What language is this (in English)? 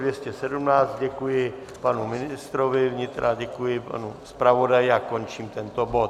Czech